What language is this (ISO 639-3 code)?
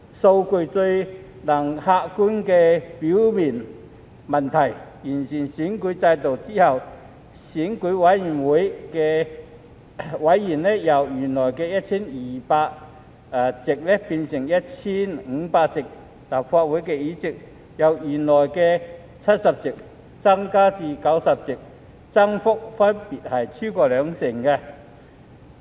yue